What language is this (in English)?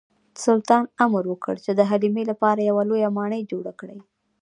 Pashto